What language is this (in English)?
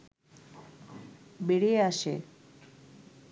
Bangla